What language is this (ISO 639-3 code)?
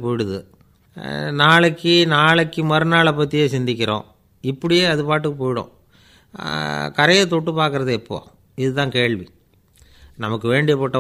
ron